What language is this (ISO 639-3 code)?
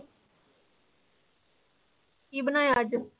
pan